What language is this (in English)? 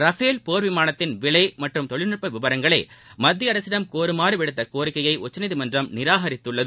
Tamil